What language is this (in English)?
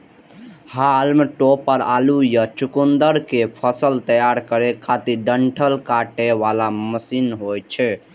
Maithili